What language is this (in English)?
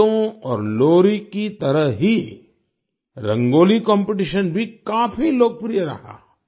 Hindi